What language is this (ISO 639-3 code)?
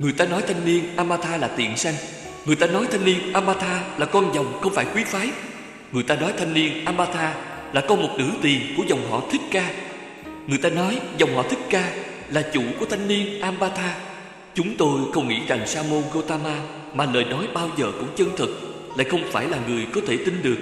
vie